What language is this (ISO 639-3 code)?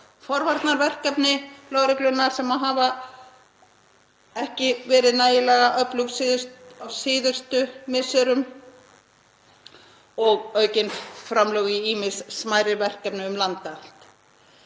isl